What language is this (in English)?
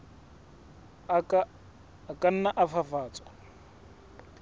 Southern Sotho